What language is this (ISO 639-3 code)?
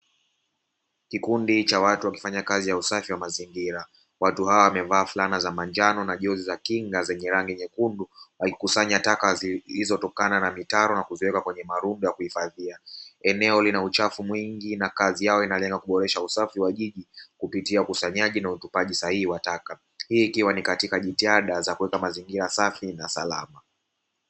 swa